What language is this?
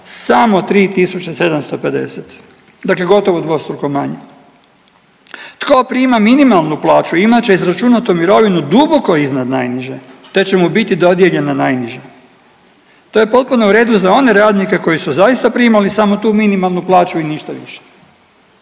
Croatian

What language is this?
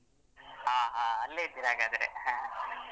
Kannada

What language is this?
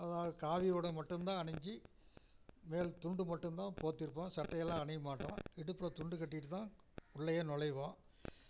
Tamil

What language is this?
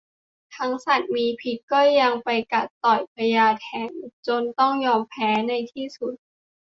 Thai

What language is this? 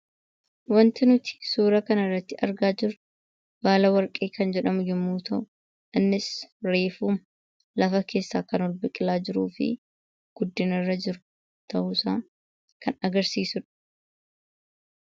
Oromo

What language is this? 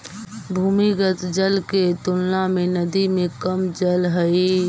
Magahi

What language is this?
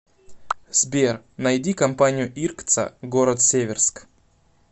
Russian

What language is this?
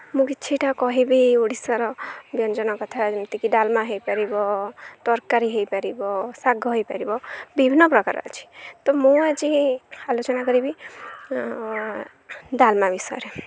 Odia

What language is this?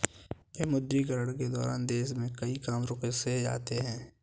Hindi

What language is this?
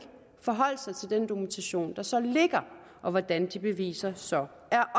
Danish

